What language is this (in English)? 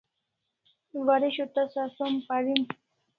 Kalasha